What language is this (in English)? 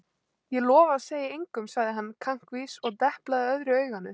Icelandic